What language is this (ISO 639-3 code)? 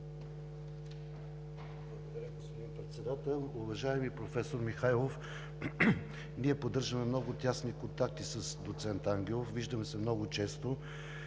bul